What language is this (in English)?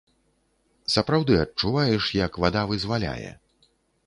Belarusian